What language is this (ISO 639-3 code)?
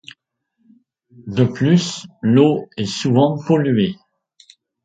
fra